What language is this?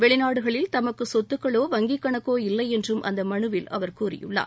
Tamil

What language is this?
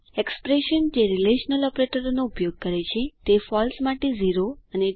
Gujarati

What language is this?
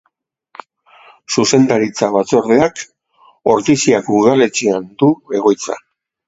Basque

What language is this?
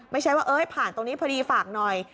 Thai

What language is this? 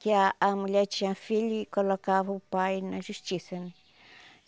Portuguese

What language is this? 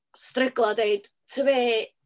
Welsh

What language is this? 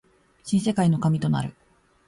Japanese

